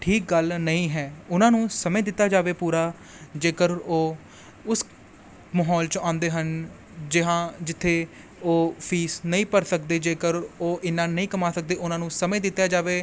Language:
Punjabi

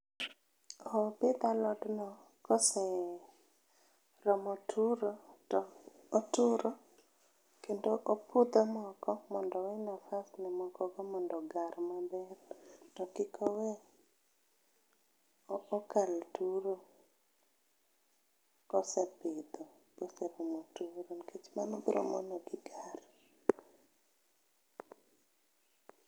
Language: Luo (Kenya and Tanzania)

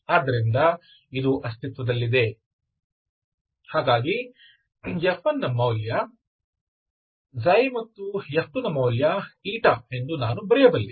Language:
Kannada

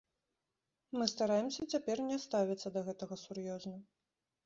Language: Belarusian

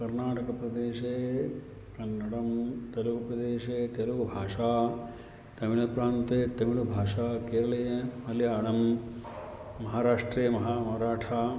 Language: Sanskrit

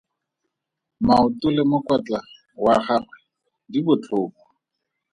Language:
Tswana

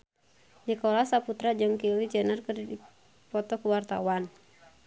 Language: Sundanese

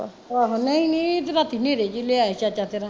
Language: Punjabi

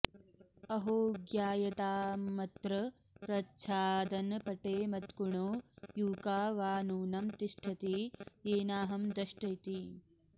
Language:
Sanskrit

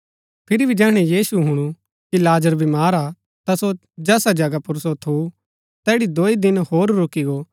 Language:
Gaddi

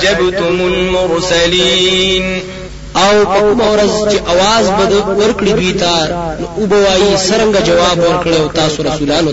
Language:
Arabic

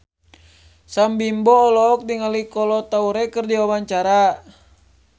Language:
Sundanese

